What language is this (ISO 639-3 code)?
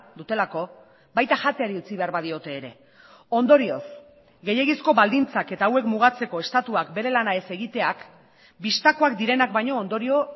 eus